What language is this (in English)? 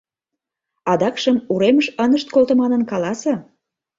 Mari